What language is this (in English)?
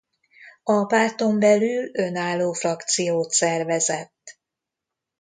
Hungarian